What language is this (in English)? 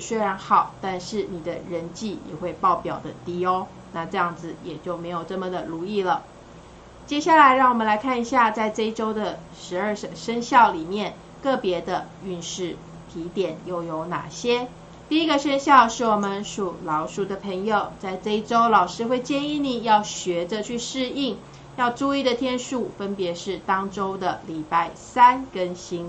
Chinese